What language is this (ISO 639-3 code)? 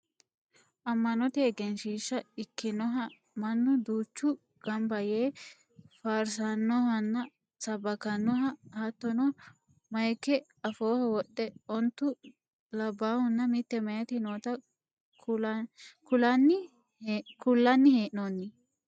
sid